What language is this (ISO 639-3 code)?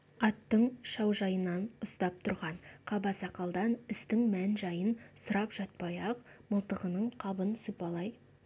kaz